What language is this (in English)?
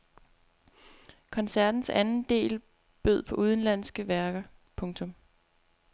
Danish